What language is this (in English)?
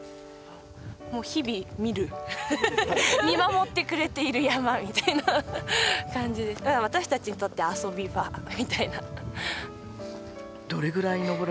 Japanese